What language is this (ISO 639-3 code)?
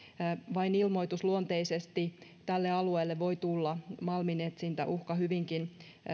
fin